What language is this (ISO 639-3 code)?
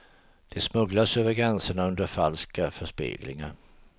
swe